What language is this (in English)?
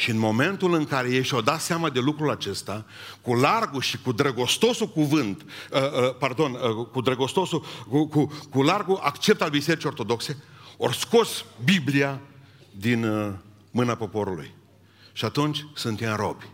Romanian